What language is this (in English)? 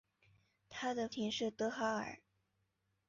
Chinese